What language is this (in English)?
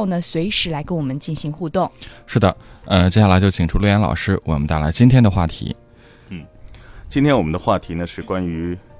Chinese